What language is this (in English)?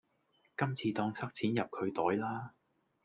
Cantonese